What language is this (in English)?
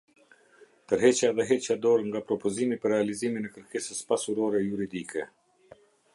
Albanian